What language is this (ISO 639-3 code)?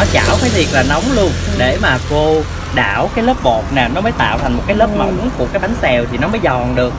vie